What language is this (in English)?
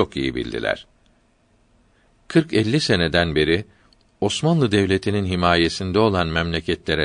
Turkish